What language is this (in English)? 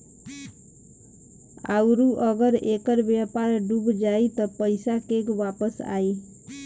Bhojpuri